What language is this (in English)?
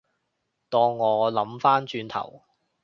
Cantonese